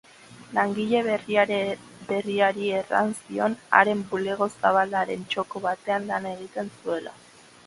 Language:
Basque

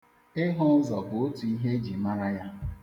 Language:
Igbo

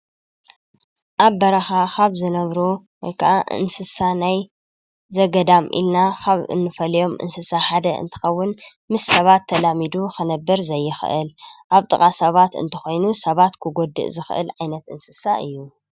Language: Tigrinya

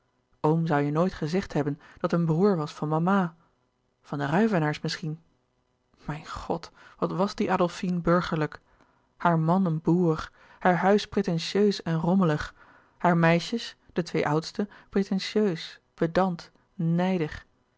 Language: Dutch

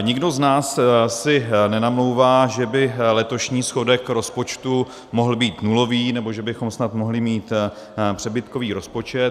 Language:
Czech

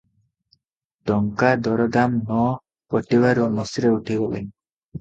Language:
Odia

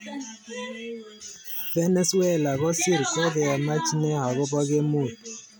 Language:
Kalenjin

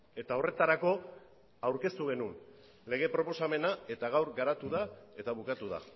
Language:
Basque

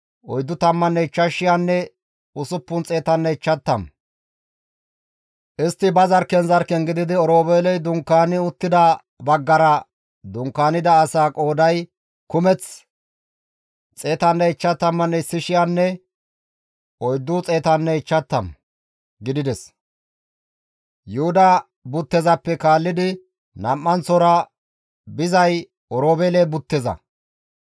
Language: Gamo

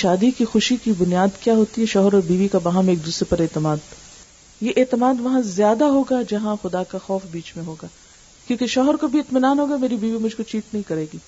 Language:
Urdu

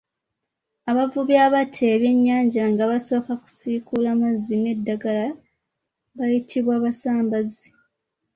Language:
Ganda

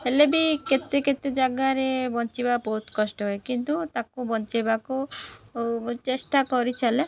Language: Odia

